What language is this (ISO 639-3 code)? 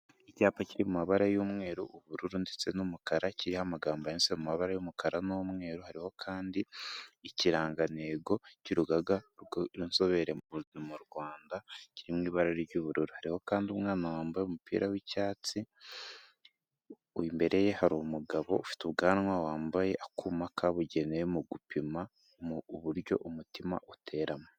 kin